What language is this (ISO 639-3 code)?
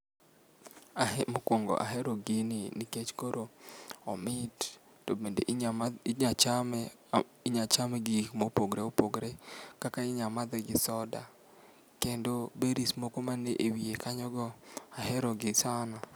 luo